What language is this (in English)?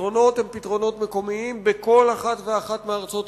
Hebrew